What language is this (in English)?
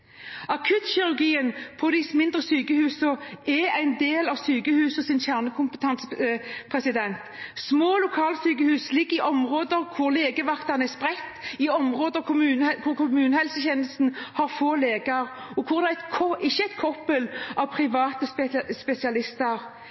Norwegian Bokmål